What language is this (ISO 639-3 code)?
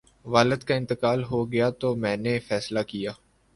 urd